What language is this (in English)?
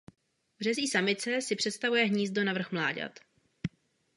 Czech